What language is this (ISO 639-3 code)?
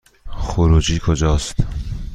fas